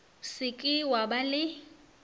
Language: Northern Sotho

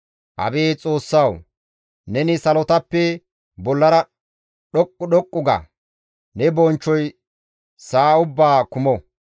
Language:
Gamo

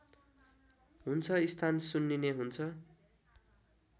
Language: Nepali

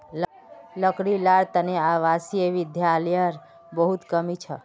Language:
Magahi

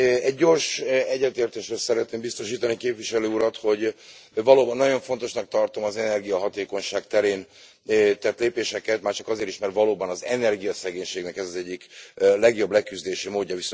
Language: Hungarian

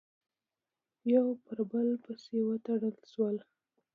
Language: Pashto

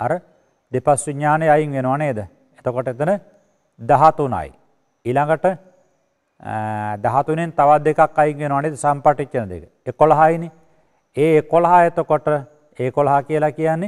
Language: Indonesian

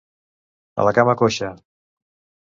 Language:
Catalan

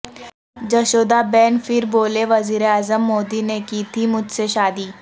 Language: Urdu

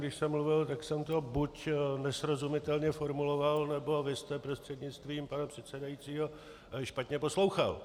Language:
Czech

